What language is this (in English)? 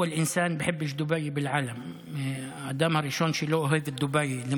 Hebrew